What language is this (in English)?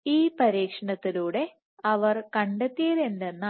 Malayalam